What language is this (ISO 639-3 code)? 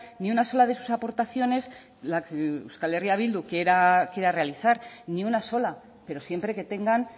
spa